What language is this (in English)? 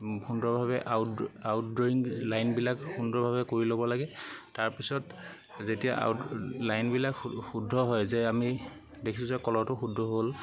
Assamese